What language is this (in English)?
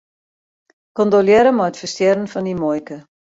Western Frisian